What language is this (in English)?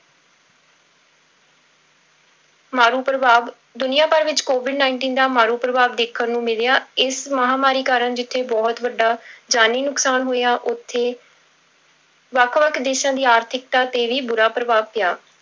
Punjabi